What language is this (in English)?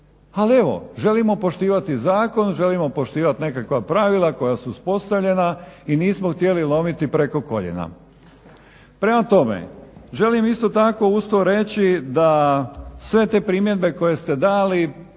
Croatian